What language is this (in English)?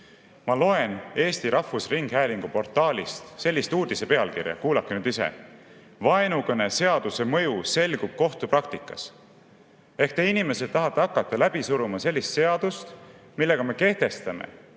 Estonian